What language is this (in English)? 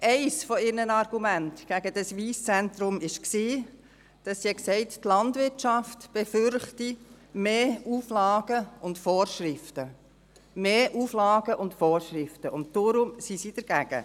Swiss German